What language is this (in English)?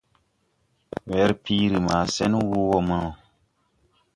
Tupuri